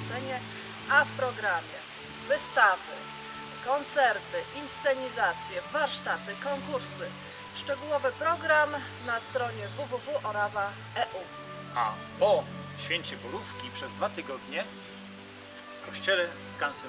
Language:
Polish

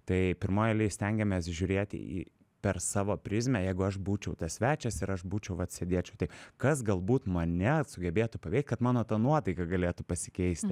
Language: Lithuanian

